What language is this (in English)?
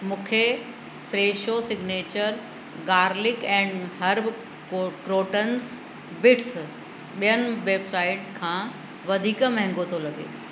Sindhi